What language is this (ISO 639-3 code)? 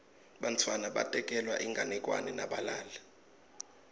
ssw